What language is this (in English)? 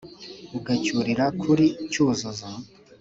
Kinyarwanda